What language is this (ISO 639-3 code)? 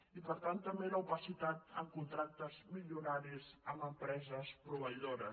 cat